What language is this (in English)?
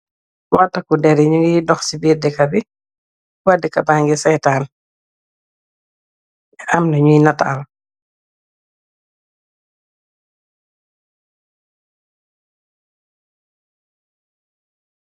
Wolof